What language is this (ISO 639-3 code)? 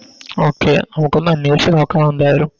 mal